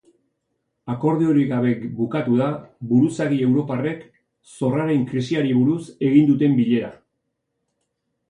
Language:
Basque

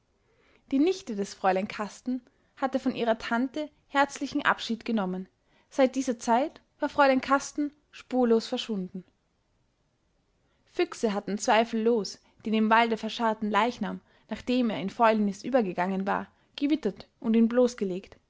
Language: German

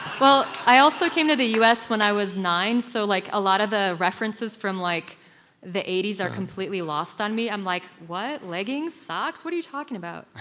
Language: English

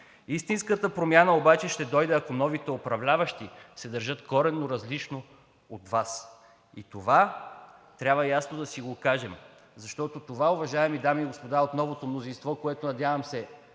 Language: Bulgarian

